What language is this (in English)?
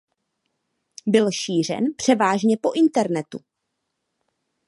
Czech